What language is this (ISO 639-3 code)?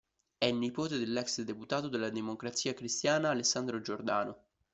ita